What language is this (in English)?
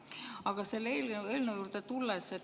Estonian